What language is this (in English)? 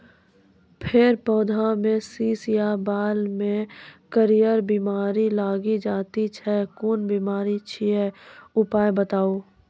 Maithili